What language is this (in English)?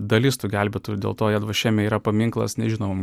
Lithuanian